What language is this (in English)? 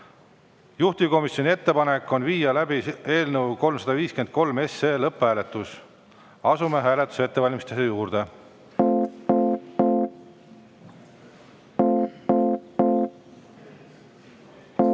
Estonian